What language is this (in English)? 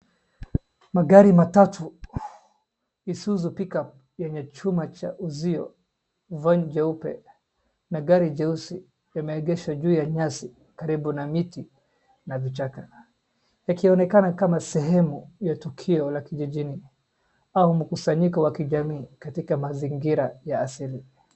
Swahili